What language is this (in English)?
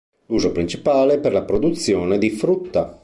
Italian